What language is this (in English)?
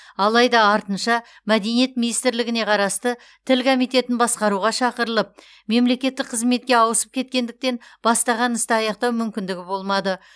Kazakh